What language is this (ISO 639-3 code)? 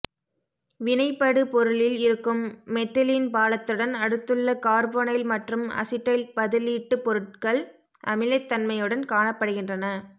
tam